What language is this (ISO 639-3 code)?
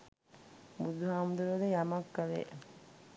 sin